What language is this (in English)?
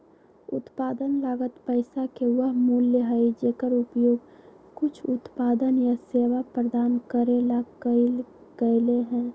Magahi